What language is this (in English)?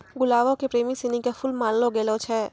Maithili